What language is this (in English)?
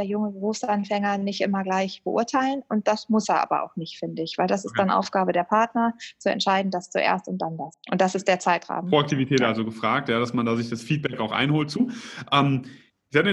German